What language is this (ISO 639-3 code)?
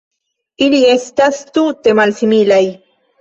epo